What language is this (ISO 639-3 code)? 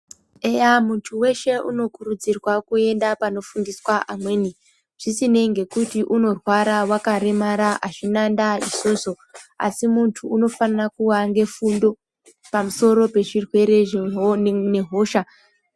ndc